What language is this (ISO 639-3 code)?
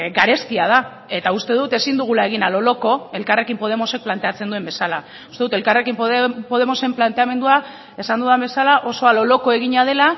eus